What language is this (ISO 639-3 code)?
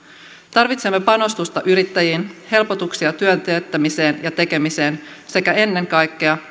fin